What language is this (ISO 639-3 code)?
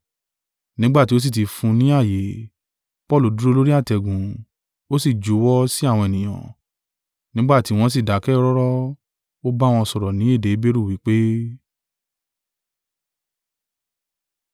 yor